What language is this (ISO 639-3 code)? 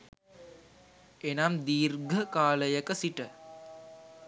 sin